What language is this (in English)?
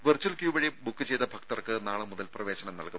Malayalam